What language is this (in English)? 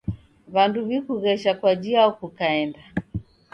Taita